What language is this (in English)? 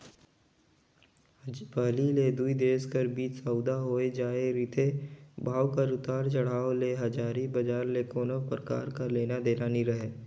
Chhattisgarhi